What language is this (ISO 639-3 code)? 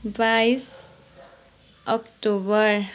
nep